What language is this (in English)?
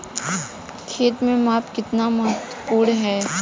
Hindi